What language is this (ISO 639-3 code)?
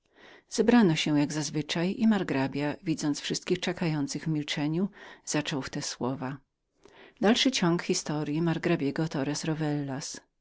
pol